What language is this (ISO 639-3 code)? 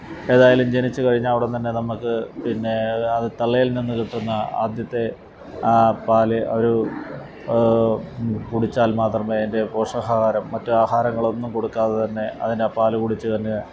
mal